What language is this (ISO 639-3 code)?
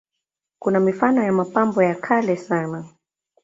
swa